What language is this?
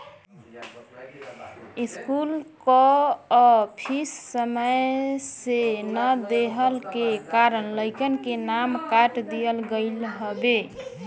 Bhojpuri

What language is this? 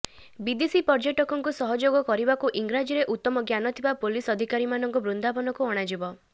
Odia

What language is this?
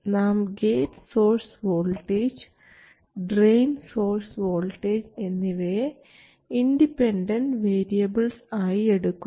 Malayalam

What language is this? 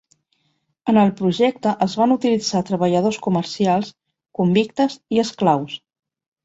Catalan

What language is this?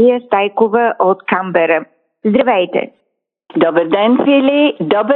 Bulgarian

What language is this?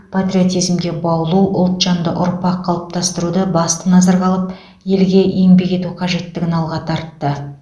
Kazakh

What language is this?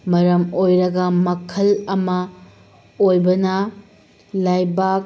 Manipuri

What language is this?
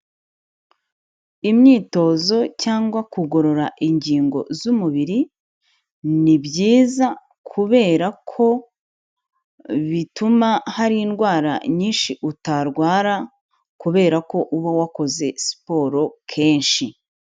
Kinyarwanda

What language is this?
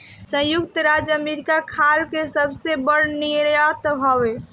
Bhojpuri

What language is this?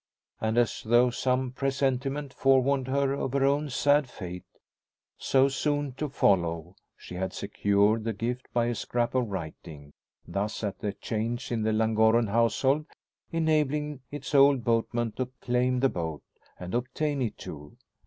English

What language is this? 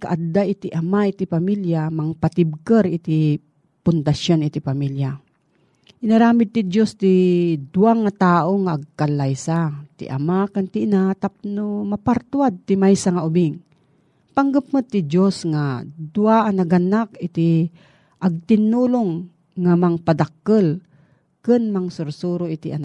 Filipino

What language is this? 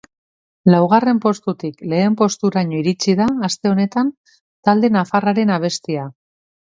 Basque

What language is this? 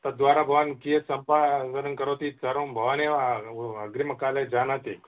Sanskrit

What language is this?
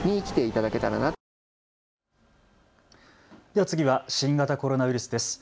Japanese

